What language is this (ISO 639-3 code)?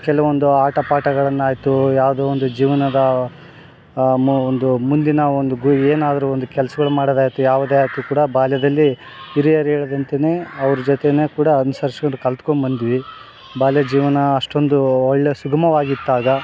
kan